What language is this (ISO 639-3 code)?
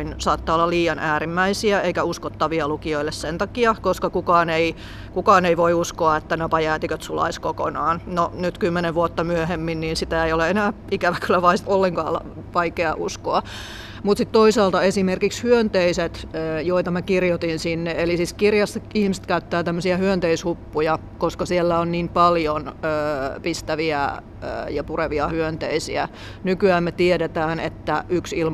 fin